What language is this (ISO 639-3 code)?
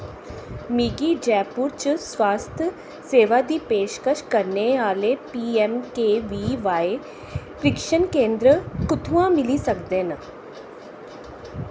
doi